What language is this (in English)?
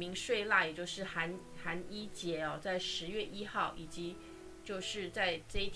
Chinese